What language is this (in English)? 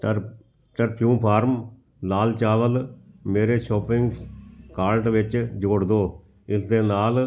Punjabi